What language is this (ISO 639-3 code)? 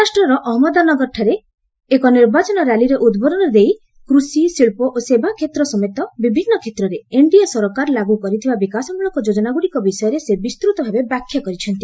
ori